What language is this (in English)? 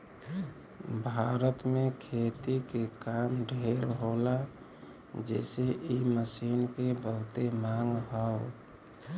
Bhojpuri